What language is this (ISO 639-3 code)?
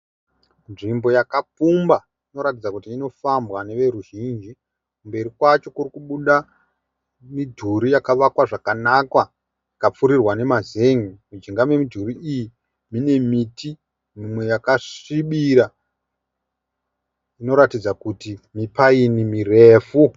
sna